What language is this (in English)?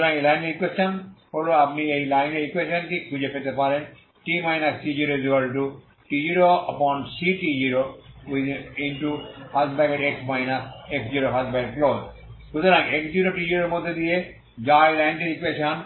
Bangla